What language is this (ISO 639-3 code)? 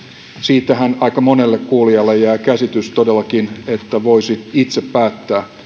fin